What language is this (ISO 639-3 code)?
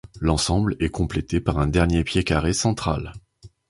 fra